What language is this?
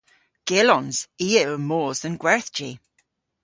Cornish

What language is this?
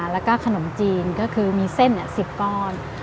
Thai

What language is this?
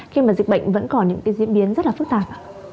Vietnamese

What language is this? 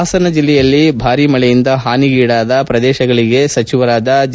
Kannada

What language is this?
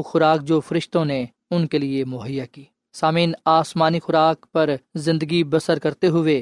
Urdu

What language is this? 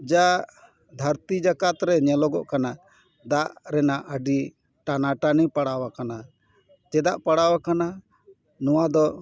Santali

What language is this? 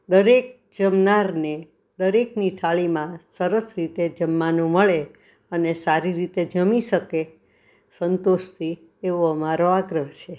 Gujarati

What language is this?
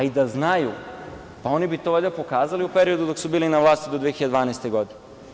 Serbian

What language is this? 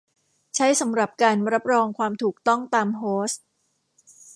Thai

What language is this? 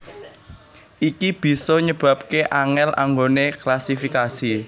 Javanese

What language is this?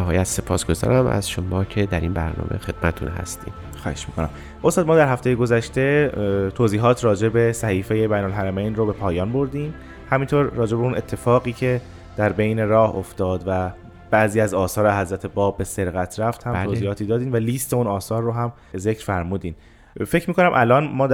Persian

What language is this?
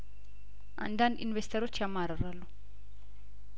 Amharic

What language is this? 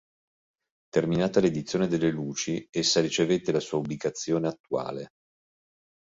Italian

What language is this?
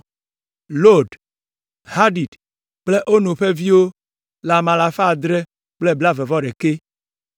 Ewe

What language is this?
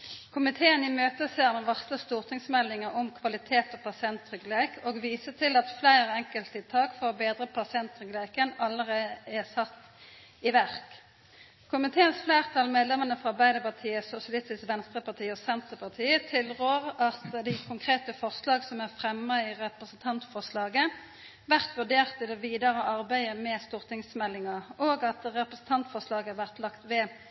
Norwegian Nynorsk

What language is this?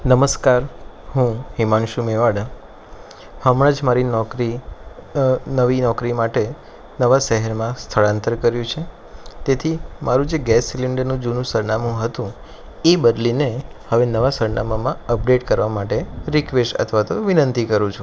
Gujarati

